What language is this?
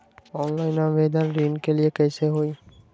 Magahi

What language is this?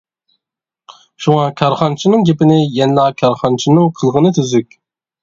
Uyghur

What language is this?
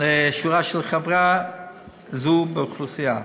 Hebrew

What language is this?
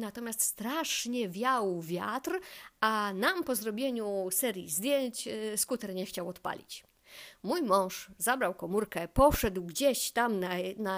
Polish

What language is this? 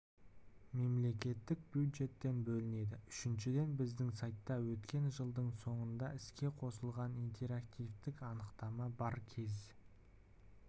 Kazakh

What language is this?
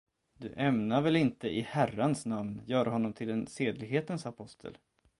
Swedish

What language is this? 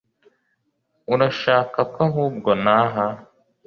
Kinyarwanda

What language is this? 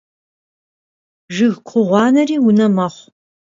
Kabardian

